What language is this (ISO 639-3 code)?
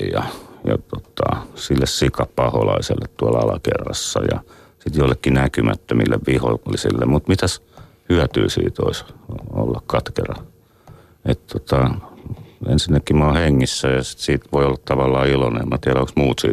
fin